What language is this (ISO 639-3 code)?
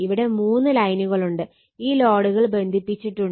mal